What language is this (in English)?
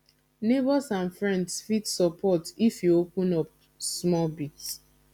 Nigerian Pidgin